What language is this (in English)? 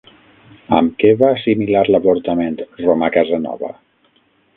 Catalan